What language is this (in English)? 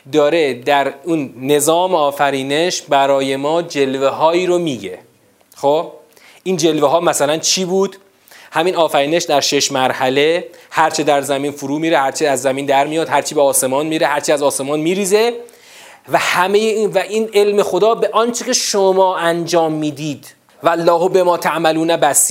Persian